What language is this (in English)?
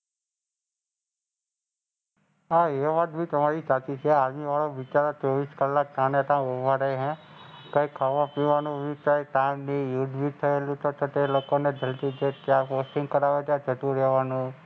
Gujarati